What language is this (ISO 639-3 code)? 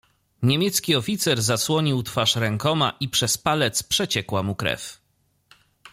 pol